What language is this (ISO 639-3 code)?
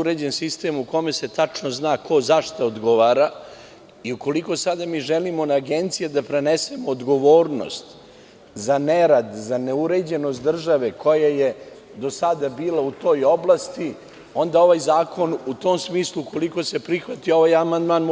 srp